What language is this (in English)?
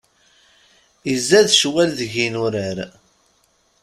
Kabyle